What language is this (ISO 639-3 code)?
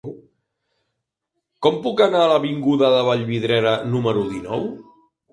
cat